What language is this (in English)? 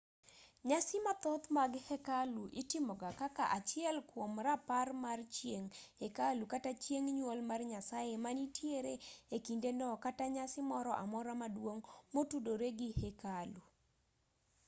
Luo (Kenya and Tanzania)